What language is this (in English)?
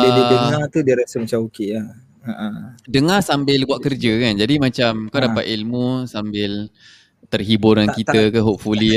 Malay